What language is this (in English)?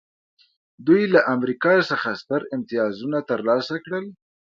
Pashto